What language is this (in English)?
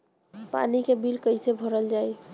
Bhojpuri